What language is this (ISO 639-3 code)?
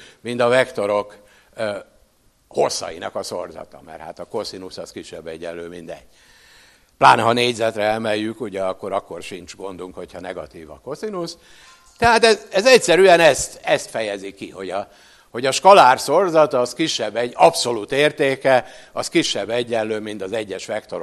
hun